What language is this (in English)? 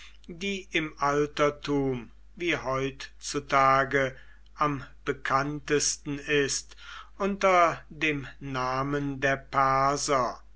German